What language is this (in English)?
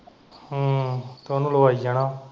Punjabi